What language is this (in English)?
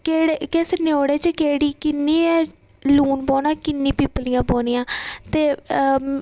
Dogri